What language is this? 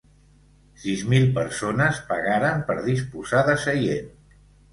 Catalan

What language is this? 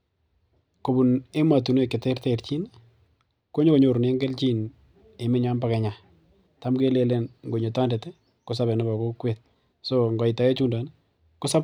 Kalenjin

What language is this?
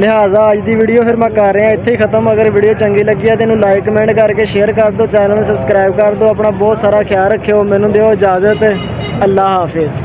Punjabi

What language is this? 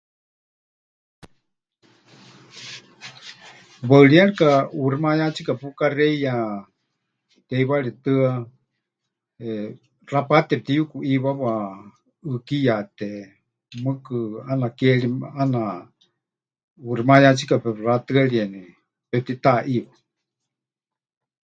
Huichol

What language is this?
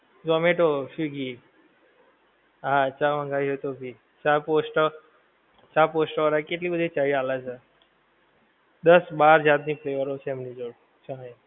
Gujarati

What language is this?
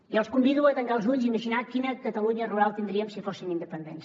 Catalan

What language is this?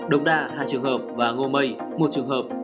Vietnamese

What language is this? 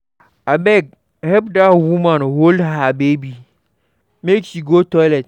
Nigerian Pidgin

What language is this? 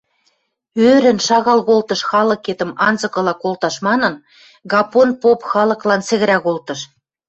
Western Mari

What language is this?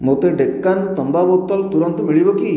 Odia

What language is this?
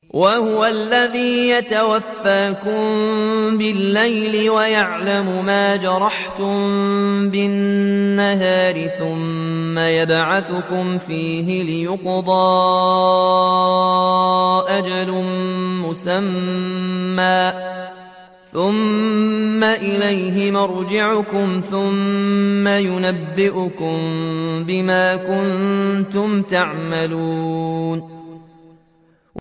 Arabic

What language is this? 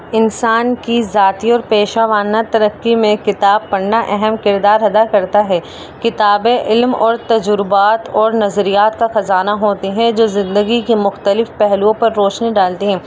Urdu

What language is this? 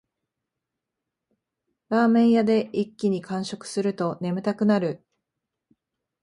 Japanese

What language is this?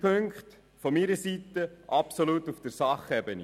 Swiss German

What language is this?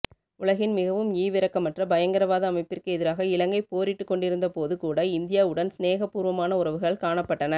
Tamil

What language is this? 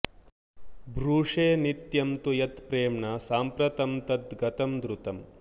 Sanskrit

